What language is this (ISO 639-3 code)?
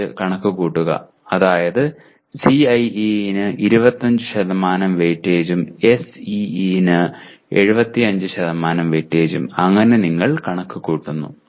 mal